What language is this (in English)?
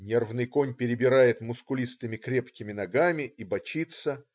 Russian